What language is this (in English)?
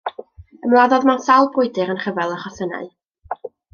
Welsh